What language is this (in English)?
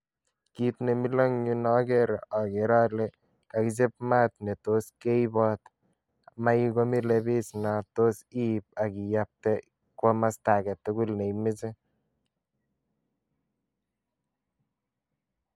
Kalenjin